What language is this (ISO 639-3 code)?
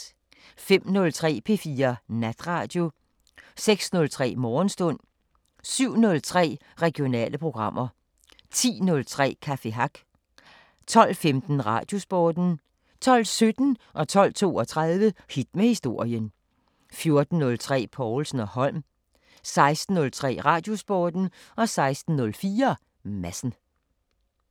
dan